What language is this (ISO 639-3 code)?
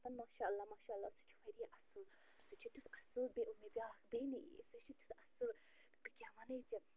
kas